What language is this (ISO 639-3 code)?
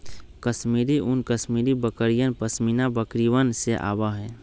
mag